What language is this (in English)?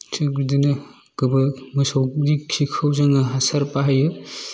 Bodo